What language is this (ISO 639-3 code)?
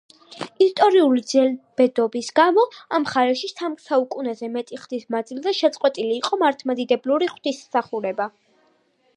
kat